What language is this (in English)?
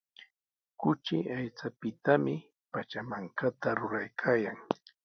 Sihuas Ancash Quechua